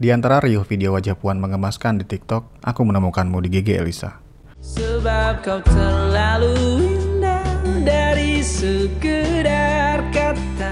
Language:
Indonesian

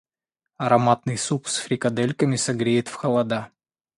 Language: Russian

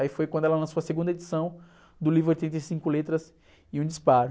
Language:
Portuguese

